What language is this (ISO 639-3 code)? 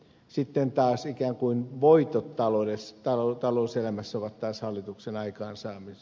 fin